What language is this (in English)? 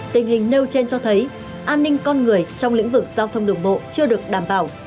Vietnamese